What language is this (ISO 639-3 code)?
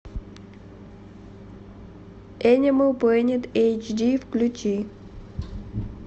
rus